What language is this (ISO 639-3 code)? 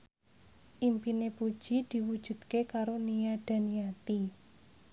jav